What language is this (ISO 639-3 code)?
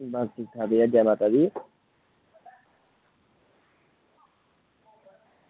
doi